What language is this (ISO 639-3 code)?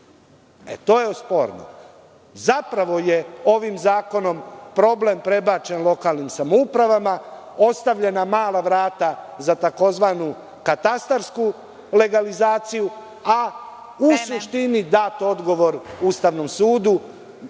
srp